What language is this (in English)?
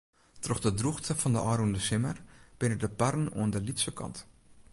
Western Frisian